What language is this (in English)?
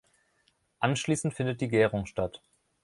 German